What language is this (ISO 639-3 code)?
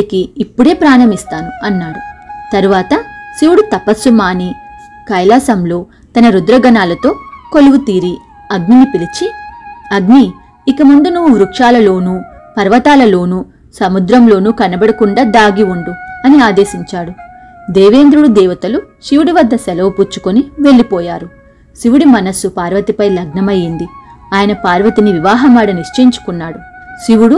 tel